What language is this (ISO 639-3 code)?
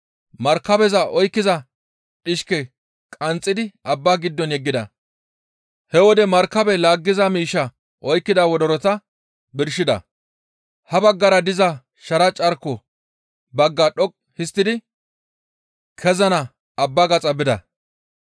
gmv